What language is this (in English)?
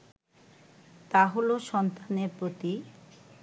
Bangla